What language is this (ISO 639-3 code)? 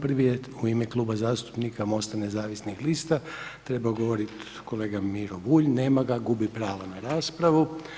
hrv